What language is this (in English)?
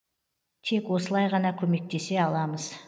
Kazakh